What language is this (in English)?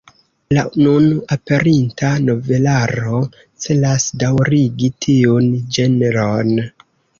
Esperanto